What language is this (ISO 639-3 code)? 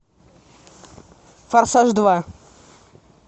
rus